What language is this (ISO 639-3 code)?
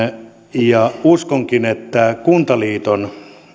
fin